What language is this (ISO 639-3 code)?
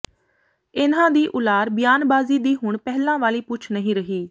pan